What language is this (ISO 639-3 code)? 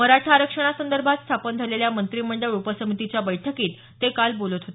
mar